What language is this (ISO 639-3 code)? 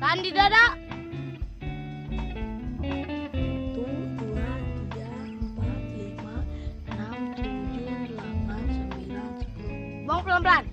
ind